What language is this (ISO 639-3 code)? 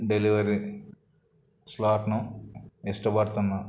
tel